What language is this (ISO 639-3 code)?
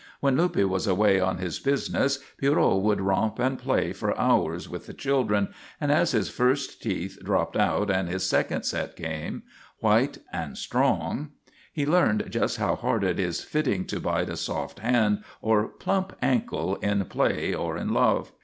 eng